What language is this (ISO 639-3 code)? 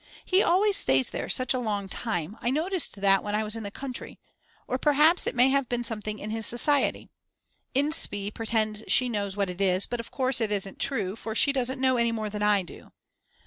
eng